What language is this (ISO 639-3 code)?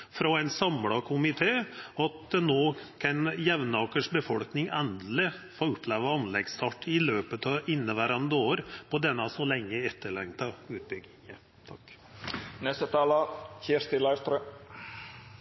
nno